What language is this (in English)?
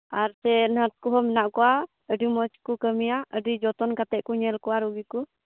Santali